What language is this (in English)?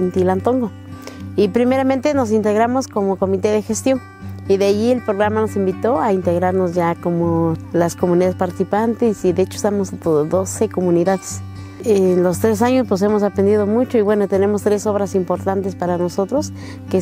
Spanish